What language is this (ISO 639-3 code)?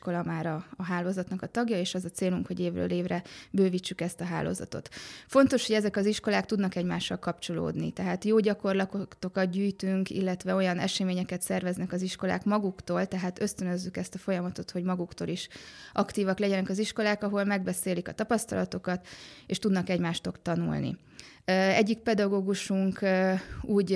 hun